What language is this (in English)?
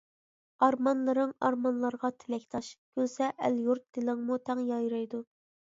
Uyghur